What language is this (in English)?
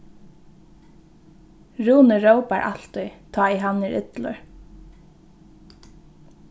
Faroese